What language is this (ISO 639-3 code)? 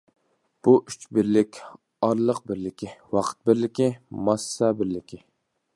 uig